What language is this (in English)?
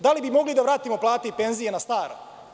Serbian